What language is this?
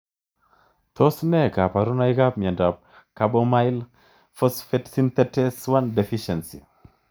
Kalenjin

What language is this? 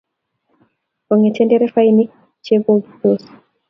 Kalenjin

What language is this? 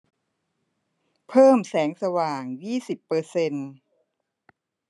Thai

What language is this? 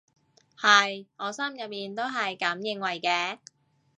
Cantonese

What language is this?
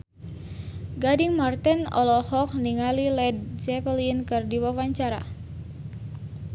Sundanese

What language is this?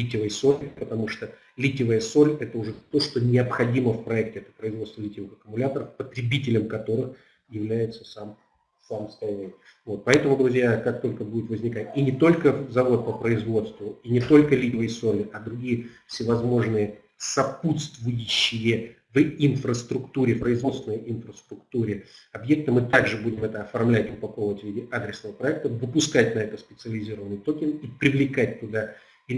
Russian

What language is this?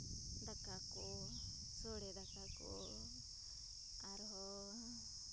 Santali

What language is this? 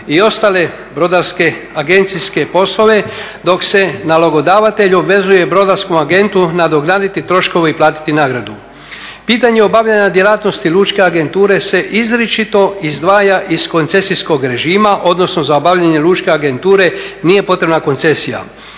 Croatian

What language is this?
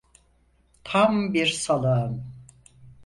Turkish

